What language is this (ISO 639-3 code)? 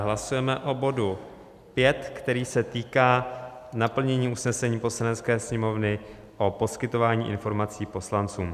ces